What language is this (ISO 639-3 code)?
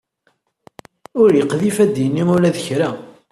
kab